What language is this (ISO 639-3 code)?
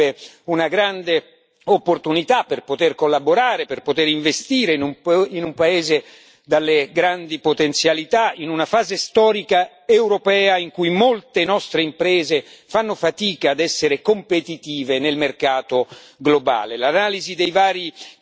ita